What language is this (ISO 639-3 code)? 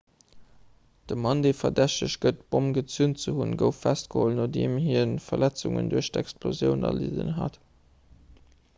ltz